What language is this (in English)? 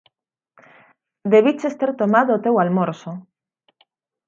Galician